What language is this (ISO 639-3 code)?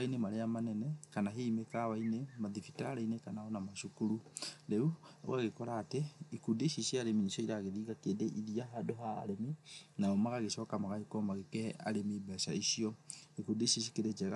kik